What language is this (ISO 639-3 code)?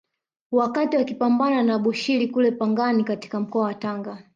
swa